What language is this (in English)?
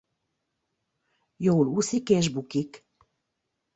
Hungarian